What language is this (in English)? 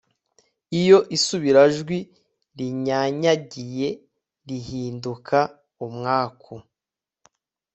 Kinyarwanda